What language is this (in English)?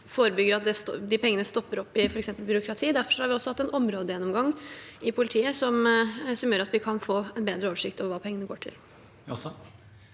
Norwegian